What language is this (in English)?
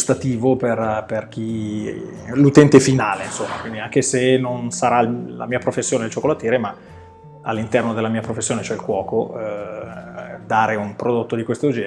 Italian